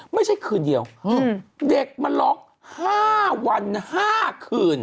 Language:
Thai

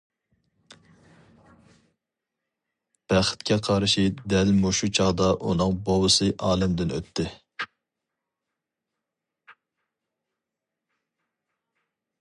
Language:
Uyghur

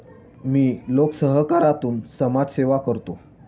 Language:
Marathi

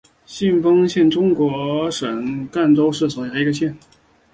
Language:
Chinese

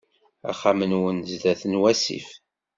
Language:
Kabyle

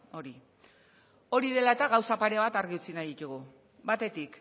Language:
Basque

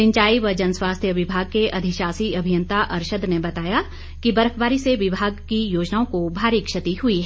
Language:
Hindi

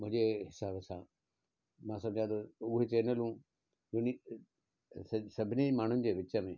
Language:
Sindhi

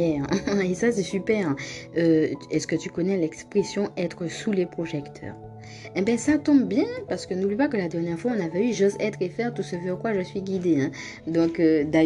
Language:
French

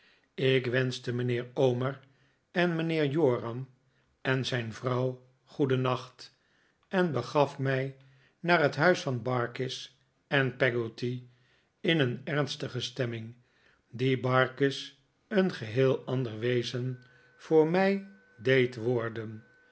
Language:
Dutch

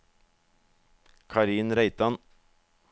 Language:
Norwegian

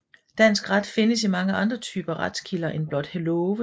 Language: Danish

